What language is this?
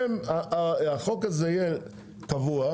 Hebrew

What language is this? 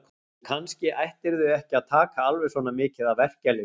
Icelandic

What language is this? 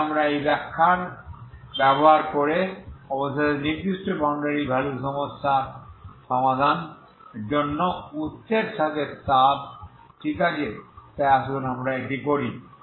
Bangla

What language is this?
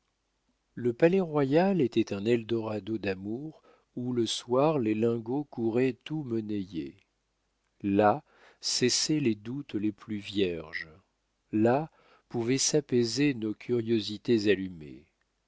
French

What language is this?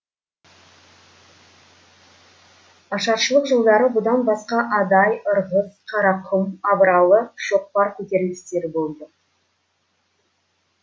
Kazakh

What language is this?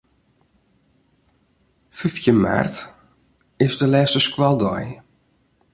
Western Frisian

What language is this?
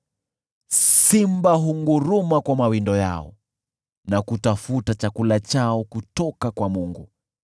Swahili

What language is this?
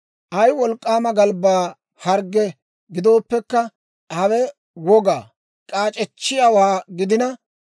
Dawro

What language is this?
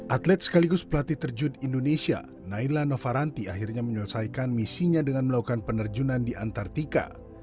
Indonesian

